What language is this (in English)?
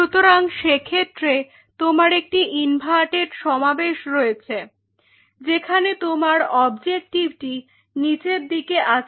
Bangla